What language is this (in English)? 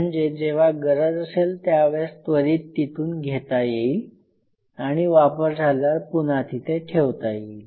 Marathi